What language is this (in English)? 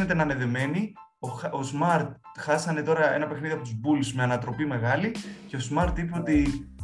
Greek